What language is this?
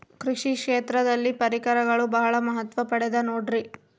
Kannada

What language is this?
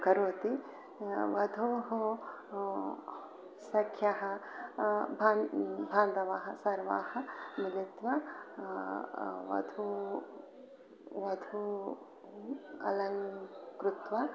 Sanskrit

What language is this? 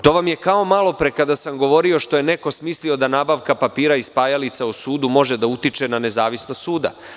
Serbian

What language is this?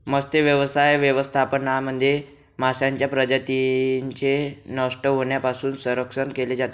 Marathi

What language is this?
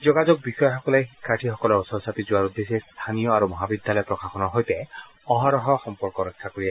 Assamese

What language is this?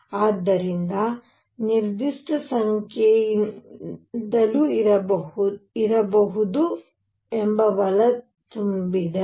Kannada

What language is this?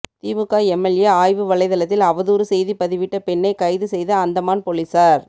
Tamil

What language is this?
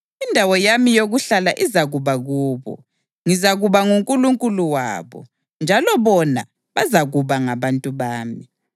North Ndebele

